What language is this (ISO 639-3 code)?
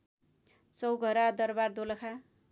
nep